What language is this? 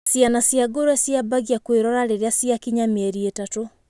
Kikuyu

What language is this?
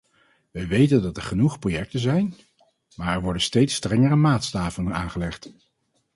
Dutch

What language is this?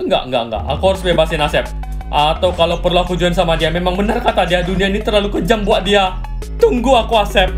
Indonesian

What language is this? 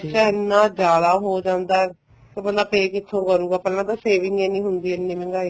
Punjabi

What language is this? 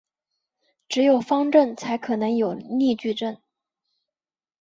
Chinese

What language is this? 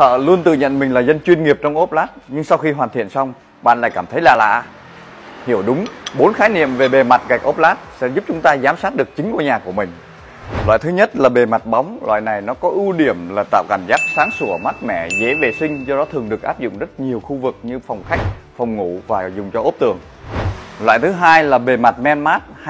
Vietnamese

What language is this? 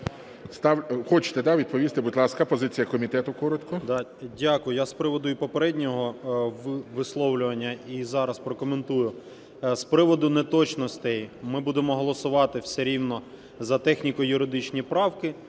Ukrainian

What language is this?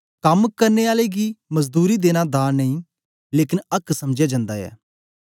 Dogri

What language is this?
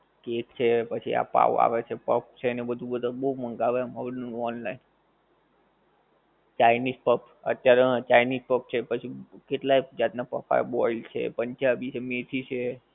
Gujarati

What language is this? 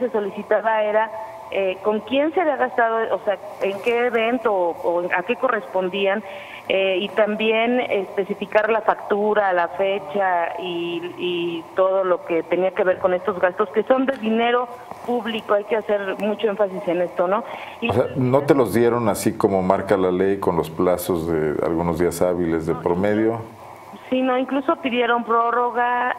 Spanish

